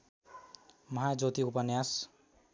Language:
Nepali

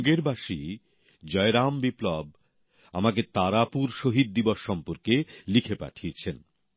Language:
Bangla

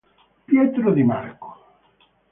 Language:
Italian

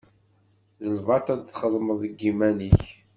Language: Kabyle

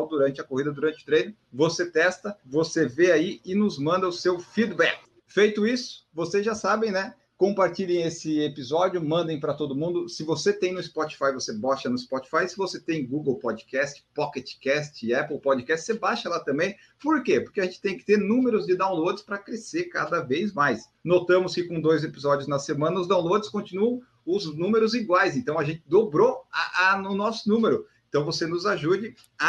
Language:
Portuguese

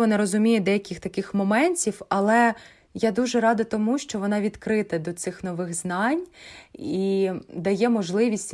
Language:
Ukrainian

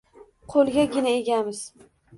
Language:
Uzbek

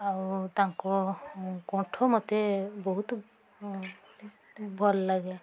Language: Odia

